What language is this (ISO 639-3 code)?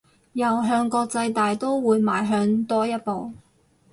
yue